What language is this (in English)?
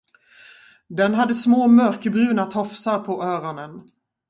Swedish